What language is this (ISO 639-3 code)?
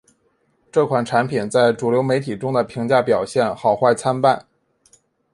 zho